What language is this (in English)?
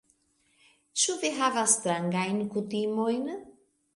Esperanto